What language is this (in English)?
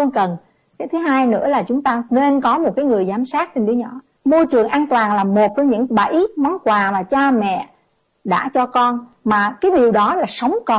Vietnamese